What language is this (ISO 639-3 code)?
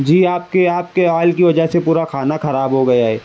urd